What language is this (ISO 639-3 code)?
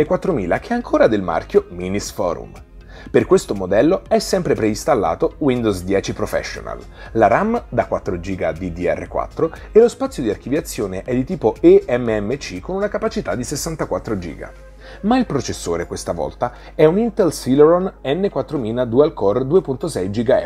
ita